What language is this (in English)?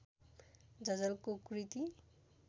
Nepali